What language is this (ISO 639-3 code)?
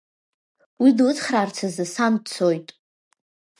abk